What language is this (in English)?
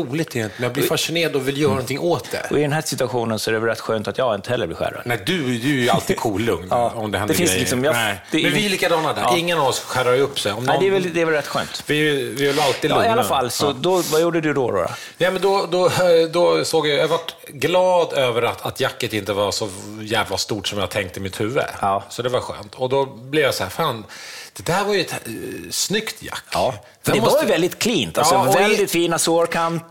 Swedish